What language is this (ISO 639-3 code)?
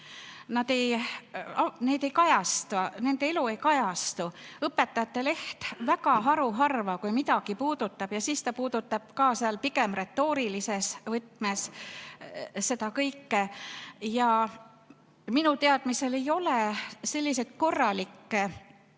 est